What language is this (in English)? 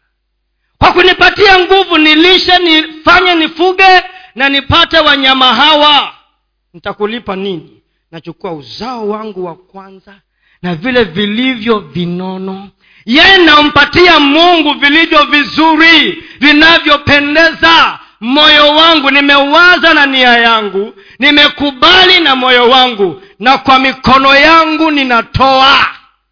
Swahili